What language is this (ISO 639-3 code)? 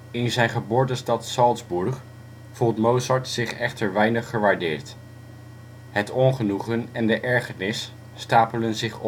nld